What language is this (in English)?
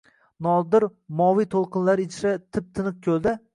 Uzbek